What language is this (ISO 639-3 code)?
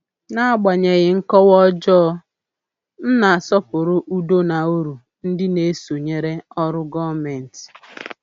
ibo